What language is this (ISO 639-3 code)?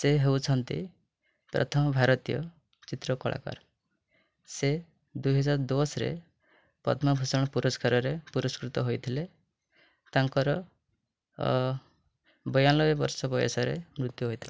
ori